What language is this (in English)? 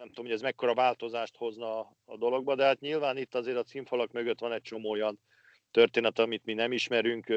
Hungarian